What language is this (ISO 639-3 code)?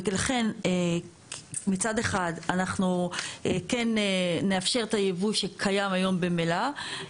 heb